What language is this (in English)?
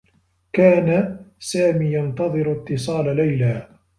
Arabic